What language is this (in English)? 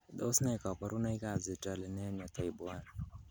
Kalenjin